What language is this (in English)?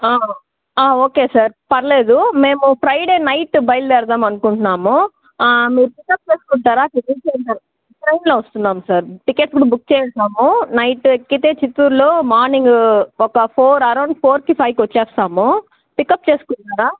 Telugu